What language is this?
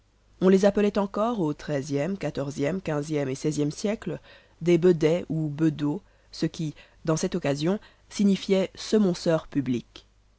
French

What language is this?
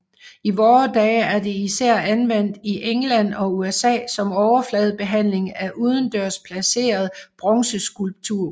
Danish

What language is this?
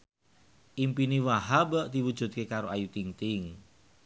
Javanese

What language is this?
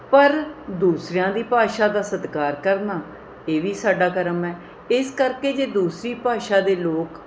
Punjabi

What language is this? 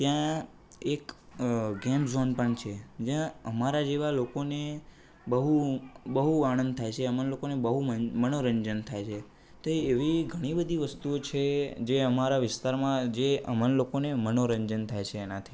Gujarati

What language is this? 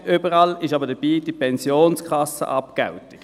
Swiss German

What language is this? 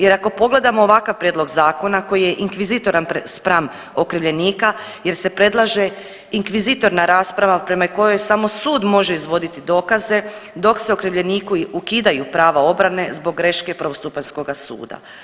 Croatian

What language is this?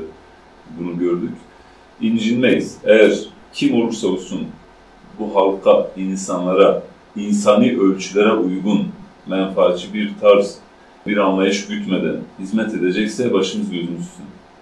Turkish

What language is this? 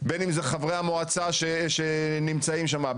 Hebrew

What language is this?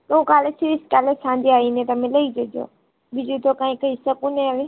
Gujarati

